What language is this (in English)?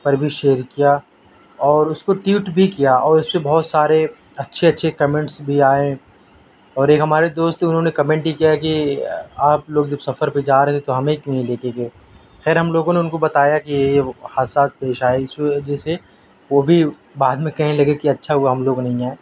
Urdu